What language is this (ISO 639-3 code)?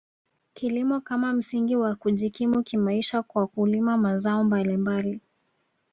swa